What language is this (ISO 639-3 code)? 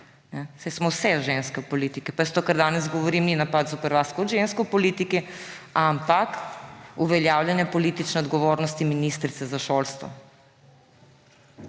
slv